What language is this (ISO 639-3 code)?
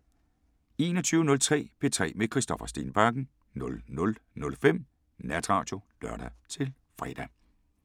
dan